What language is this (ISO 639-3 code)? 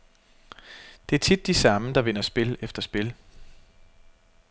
dan